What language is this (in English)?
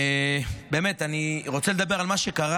Hebrew